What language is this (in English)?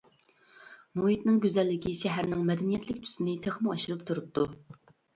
Uyghur